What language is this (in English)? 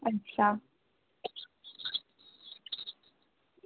Dogri